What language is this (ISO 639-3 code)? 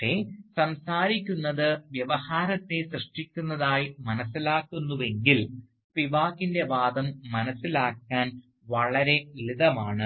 mal